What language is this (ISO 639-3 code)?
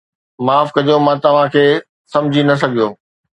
snd